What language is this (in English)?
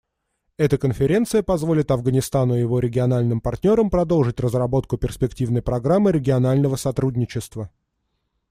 Russian